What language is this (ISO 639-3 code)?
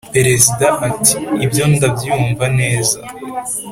kin